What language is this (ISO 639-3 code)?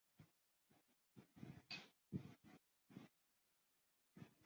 swa